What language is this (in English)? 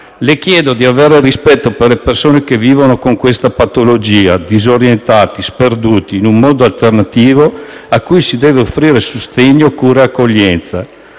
Italian